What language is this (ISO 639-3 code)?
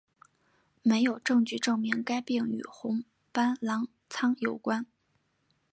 zho